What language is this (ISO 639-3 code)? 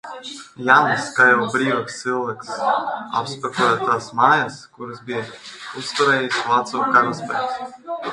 lav